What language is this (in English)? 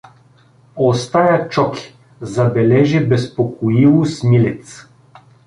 Bulgarian